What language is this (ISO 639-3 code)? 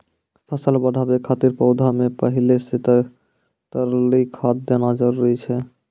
mai